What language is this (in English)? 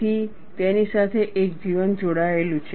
Gujarati